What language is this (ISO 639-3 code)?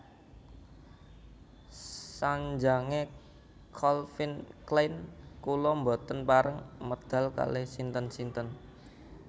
jav